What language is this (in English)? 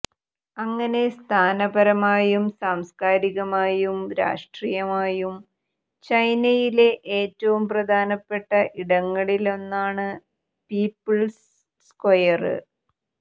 Malayalam